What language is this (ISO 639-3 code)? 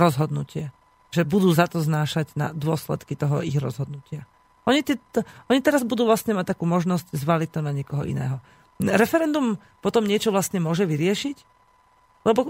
slk